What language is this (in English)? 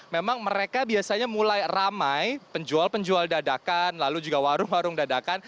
Indonesian